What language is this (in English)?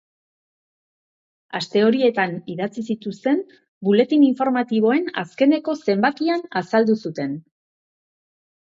Basque